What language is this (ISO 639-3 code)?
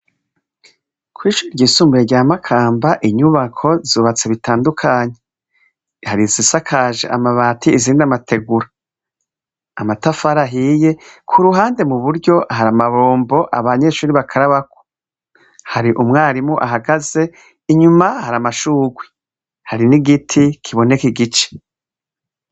run